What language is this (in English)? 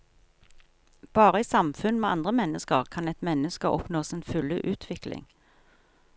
Norwegian